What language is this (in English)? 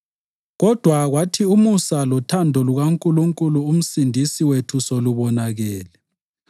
North Ndebele